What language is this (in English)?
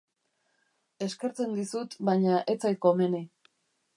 Basque